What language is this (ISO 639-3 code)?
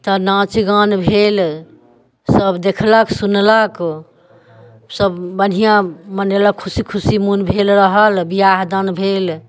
mai